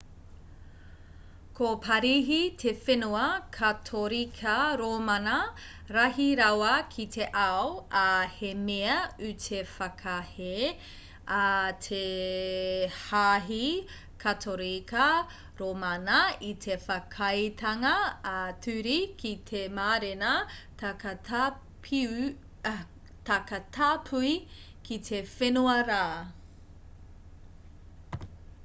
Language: Māori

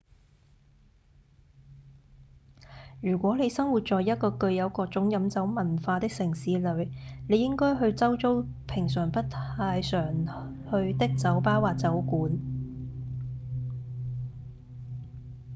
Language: Cantonese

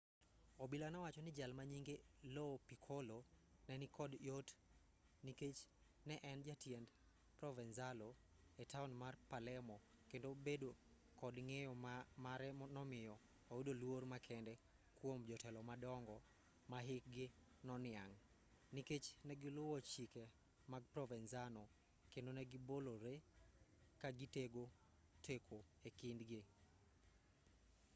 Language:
Luo (Kenya and Tanzania)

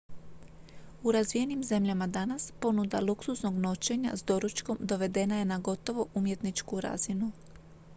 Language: Croatian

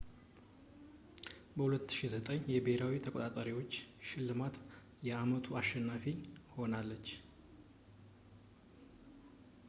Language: Amharic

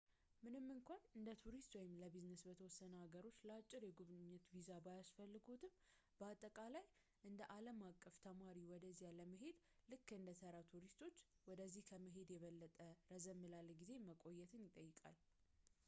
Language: Amharic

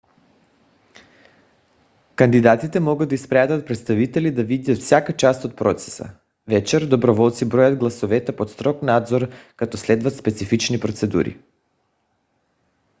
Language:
Bulgarian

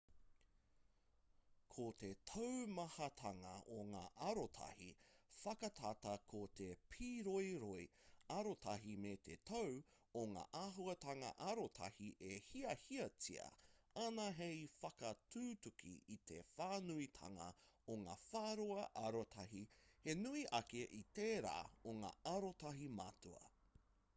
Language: Māori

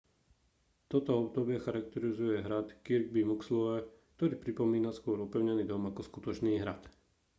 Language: Slovak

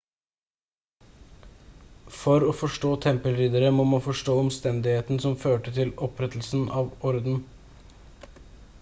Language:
Norwegian Bokmål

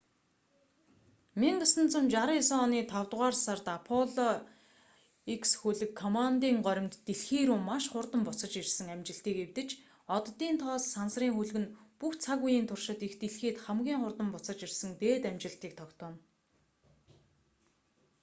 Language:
Mongolian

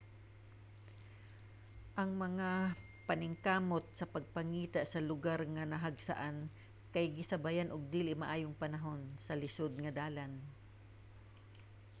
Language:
Cebuano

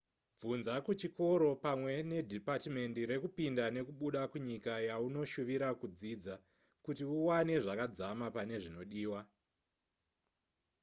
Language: Shona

